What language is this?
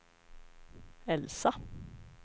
Swedish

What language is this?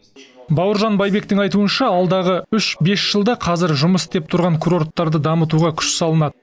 Kazakh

